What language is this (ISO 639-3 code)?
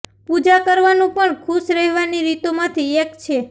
guj